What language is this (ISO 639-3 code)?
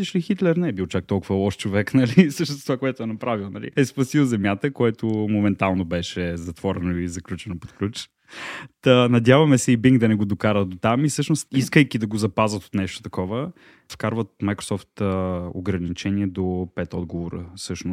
bul